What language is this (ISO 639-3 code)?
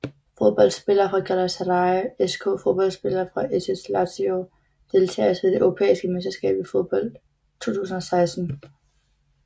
dan